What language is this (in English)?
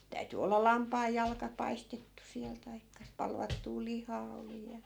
Finnish